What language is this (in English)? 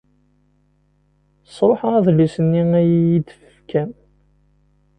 Kabyle